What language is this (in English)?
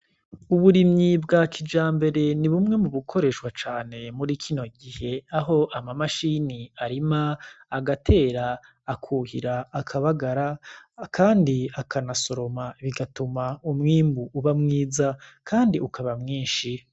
Rundi